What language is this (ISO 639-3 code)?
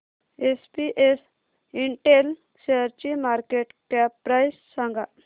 mar